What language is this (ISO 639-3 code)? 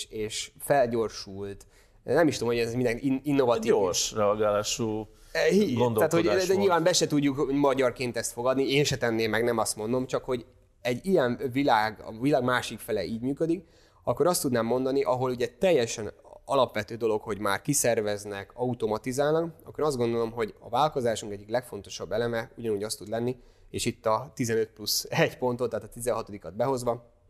hun